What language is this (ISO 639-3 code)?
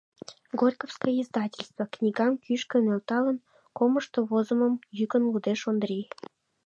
chm